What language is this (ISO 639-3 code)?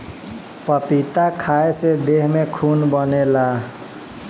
bho